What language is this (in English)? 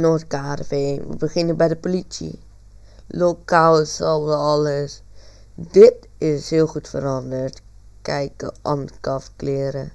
Dutch